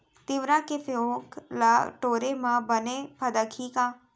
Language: Chhattisgarhi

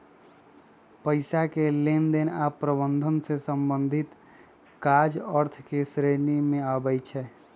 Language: Magahi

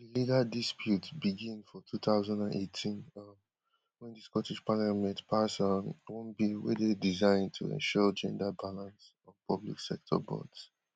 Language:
Nigerian Pidgin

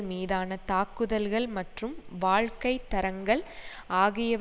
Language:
Tamil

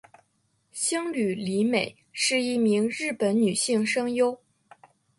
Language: Chinese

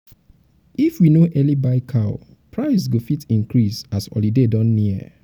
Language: Nigerian Pidgin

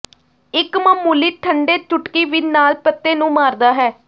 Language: Punjabi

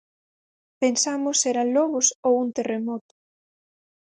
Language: Galician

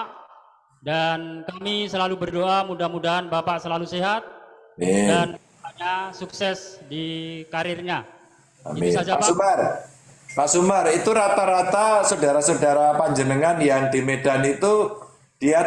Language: Indonesian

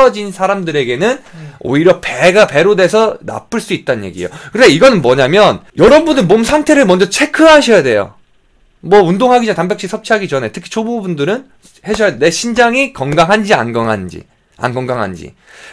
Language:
Korean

